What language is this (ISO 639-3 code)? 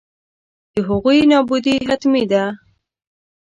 pus